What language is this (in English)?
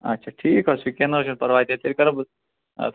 Kashmiri